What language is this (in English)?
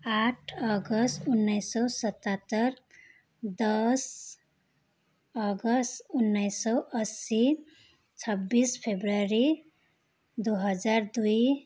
Nepali